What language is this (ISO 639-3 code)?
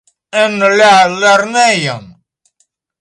epo